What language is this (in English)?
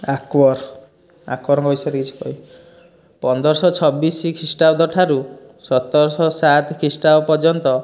Odia